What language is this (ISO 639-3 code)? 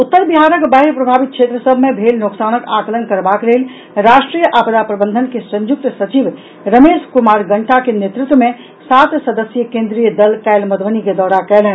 mai